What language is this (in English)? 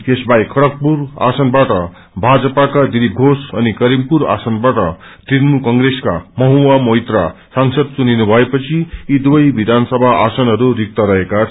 Nepali